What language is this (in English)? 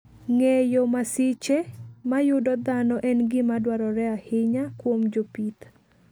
Luo (Kenya and Tanzania)